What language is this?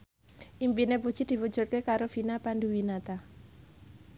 Javanese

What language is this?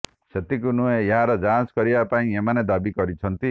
Odia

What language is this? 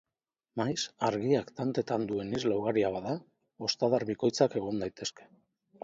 Basque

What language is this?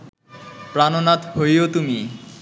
Bangla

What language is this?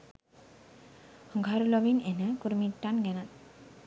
Sinhala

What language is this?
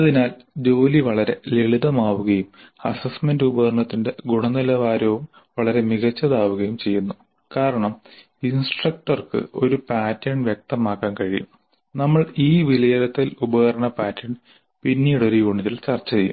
Malayalam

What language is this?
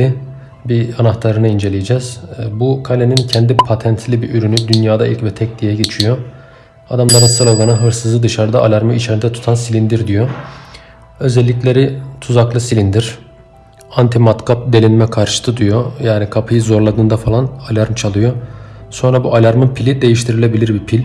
Turkish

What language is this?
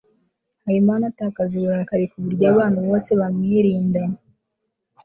Kinyarwanda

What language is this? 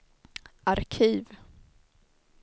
Swedish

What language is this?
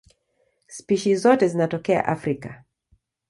Swahili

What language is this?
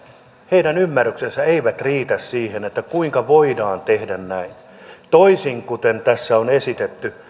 Finnish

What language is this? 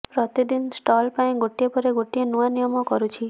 Odia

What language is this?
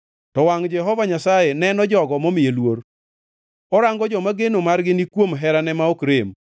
Luo (Kenya and Tanzania)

